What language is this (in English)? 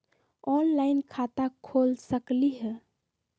Magahi